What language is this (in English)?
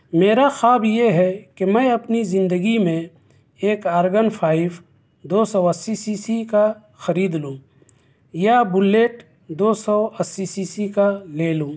Urdu